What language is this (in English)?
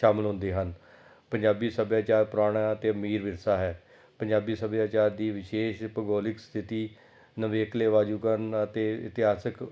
Punjabi